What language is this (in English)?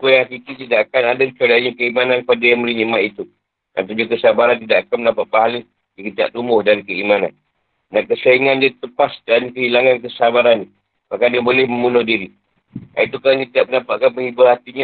Malay